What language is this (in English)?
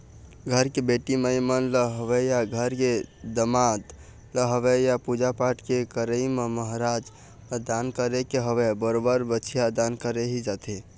Chhattisgarhi